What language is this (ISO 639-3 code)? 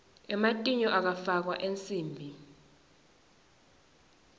ssw